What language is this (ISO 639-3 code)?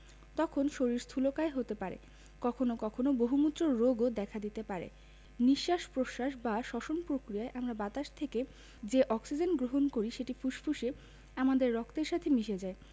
ben